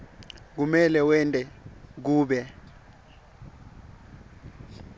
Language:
Swati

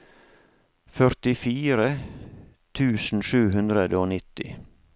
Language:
Norwegian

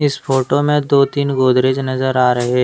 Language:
Hindi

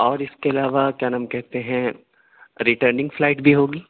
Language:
Urdu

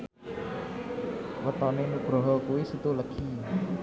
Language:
Javanese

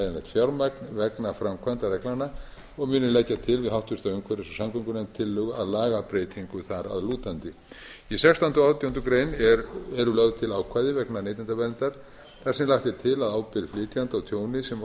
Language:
Icelandic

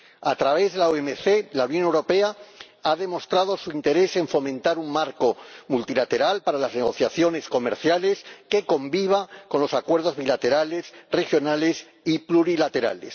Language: Spanish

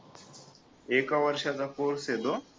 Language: Marathi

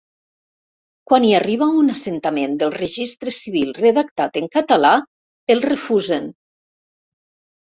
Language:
Catalan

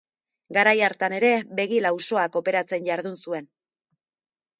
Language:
Basque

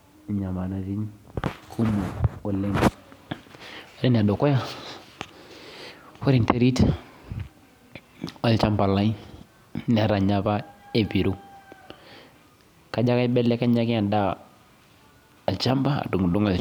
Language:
Masai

